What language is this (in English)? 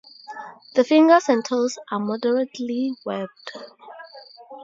English